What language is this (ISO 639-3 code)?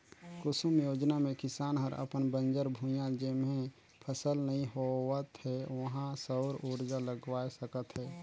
hne